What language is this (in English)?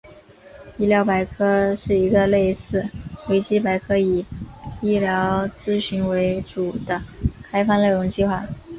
Chinese